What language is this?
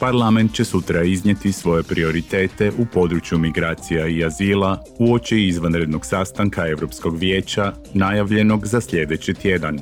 Croatian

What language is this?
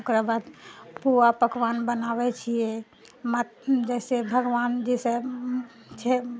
Maithili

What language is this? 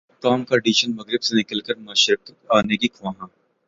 Urdu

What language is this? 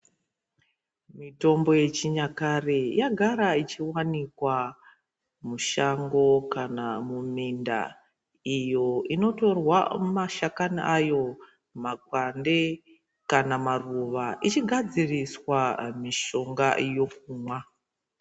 Ndau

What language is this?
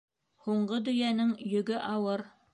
Bashkir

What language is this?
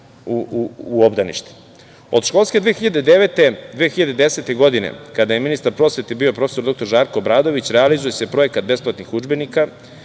Serbian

